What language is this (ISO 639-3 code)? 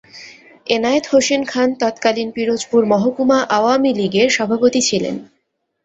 ben